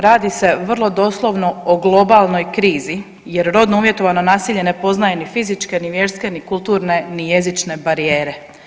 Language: Croatian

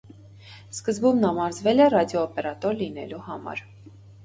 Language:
Armenian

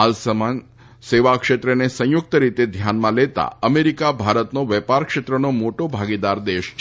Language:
Gujarati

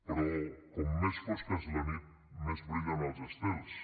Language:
Catalan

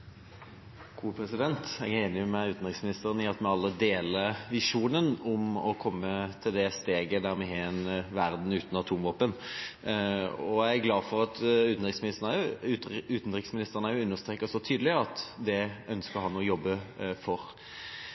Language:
Norwegian Bokmål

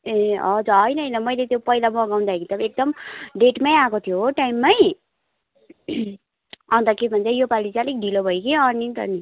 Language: Nepali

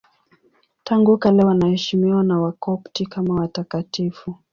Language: Swahili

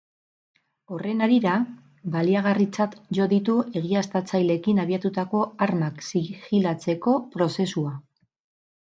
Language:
Basque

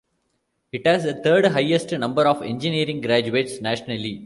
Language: English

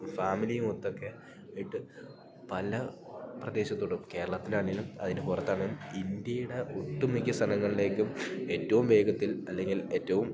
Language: Malayalam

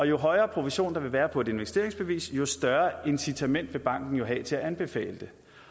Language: Danish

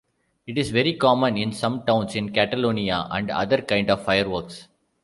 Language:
English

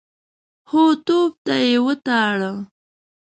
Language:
Pashto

